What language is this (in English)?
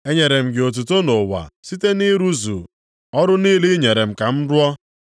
Igbo